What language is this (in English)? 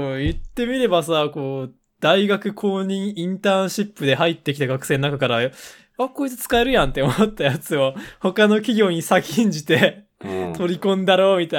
Japanese